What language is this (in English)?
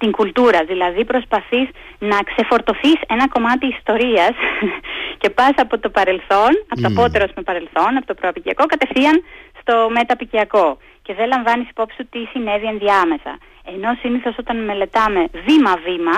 Greek